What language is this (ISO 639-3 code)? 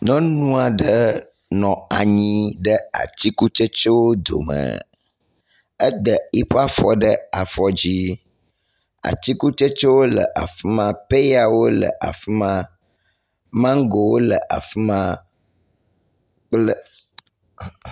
ewe